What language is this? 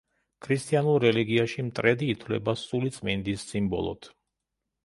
Georgian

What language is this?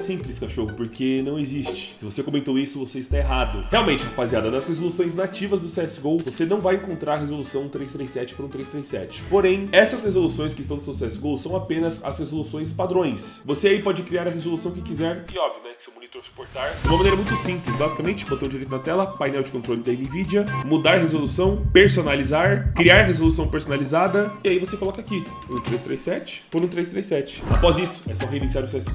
Portuguese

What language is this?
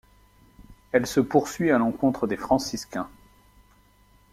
French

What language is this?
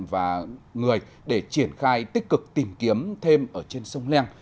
Vietnamese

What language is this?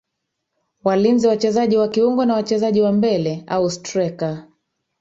Swahili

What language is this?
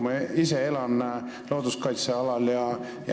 Estonian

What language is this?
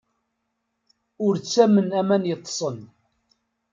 Kabyle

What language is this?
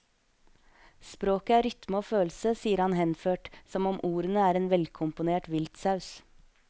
Norwegian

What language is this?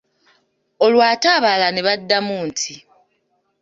Ganda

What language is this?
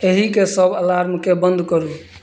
Maithili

